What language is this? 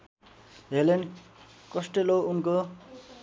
Nepali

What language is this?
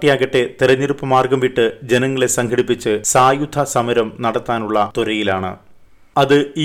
Malayalam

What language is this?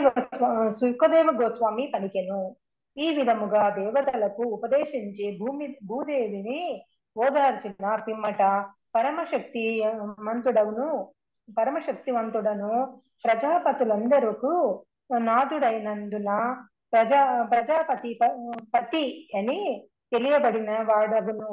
Telugu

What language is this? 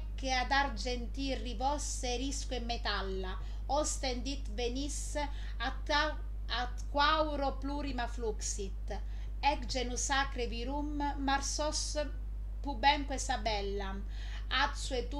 Italian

